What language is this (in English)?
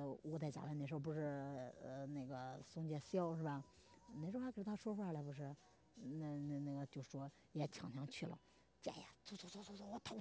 Chinese